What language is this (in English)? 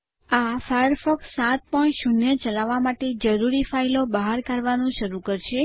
Gujarati